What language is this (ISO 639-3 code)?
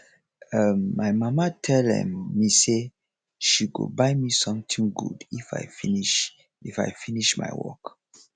pcm